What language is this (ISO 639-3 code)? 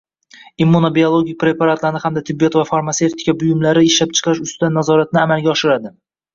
uzb